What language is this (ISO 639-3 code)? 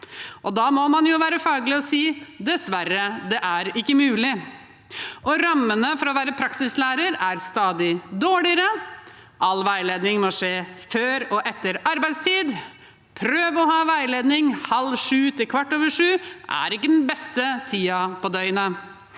nor